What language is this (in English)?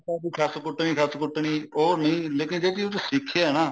Punjabi